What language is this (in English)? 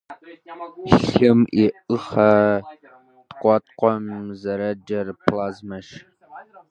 Kabardian